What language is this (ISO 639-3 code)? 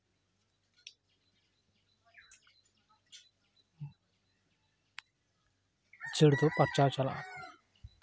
sat